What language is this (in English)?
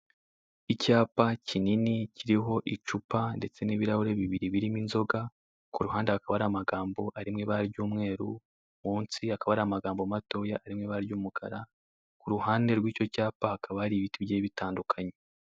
Kinyarwanda